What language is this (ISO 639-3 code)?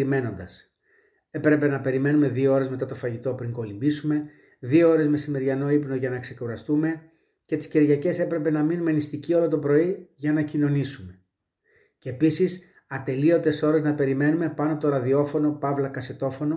ell